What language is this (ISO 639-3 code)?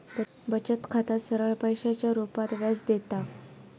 mar